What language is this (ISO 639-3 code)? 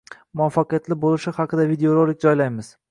uzb